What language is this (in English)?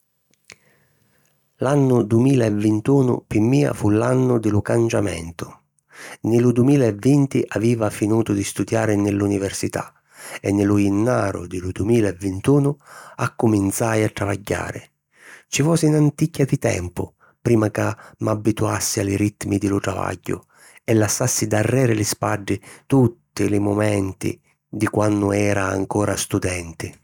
Sicilian